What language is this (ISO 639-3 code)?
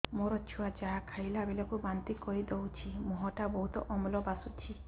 ori